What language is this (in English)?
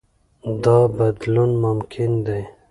Pashto